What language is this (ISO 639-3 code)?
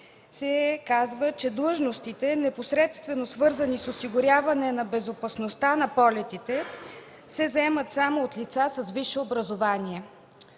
bul